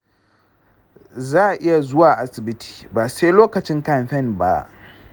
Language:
Hausa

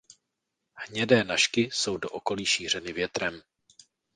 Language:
Czech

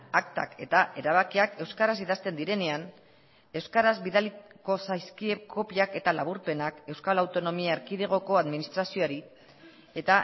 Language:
Basque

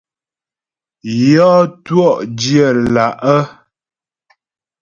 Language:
Ghomala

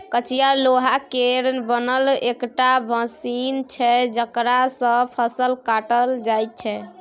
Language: Maithili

